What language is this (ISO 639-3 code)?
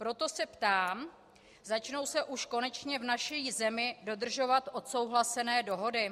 ces